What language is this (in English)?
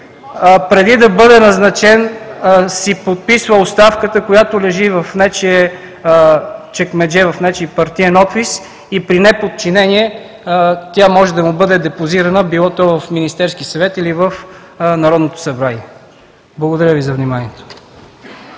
Bulgarian